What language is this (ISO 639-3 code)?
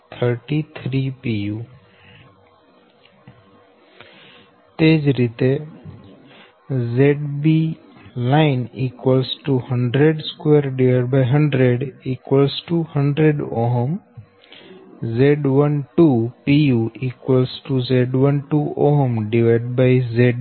guj